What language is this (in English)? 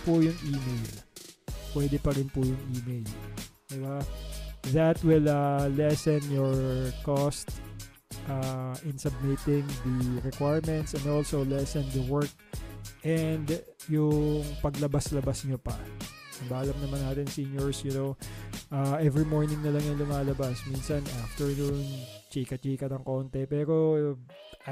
Filipino